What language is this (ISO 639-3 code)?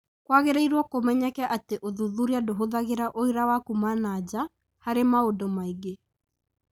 kik